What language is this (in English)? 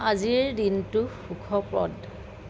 Assamese